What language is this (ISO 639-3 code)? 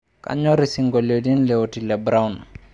mas